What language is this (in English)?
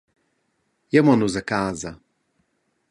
Romansh